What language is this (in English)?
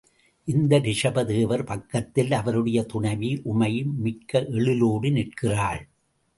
Tamil